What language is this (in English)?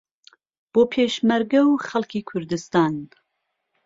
Central Kurdish